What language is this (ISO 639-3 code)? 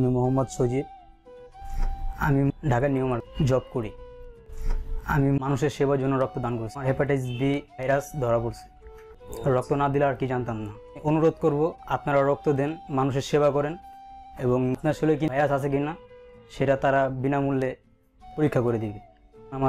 tha